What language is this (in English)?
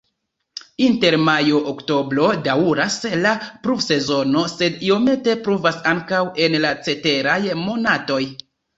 Esperanto